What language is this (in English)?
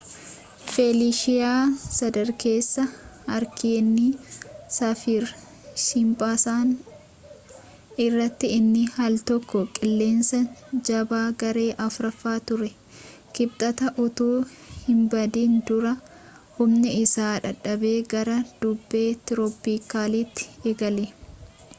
Oromo